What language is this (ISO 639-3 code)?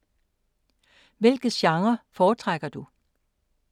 dan